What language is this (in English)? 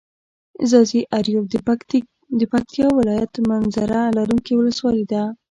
Pashto